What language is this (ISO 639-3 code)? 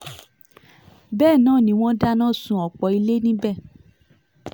yor